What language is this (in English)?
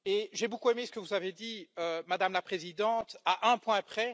French